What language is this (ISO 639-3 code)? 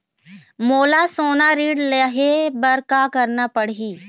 hne